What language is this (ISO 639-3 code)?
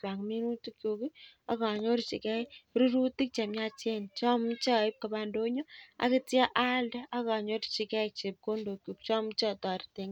kln